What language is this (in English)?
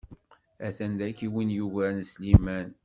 Kabyle